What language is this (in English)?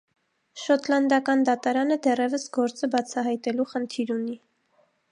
Armenian